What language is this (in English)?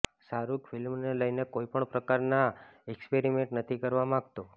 Gujarati